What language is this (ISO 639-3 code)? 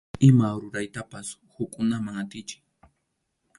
qxu